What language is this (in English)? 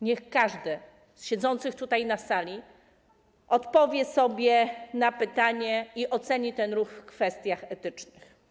Polish